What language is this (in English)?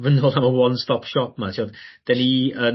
Welsh